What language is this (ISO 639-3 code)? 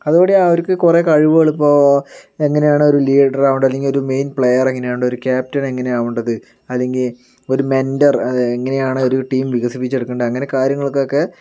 mal